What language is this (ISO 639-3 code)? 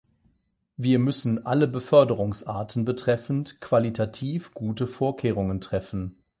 deu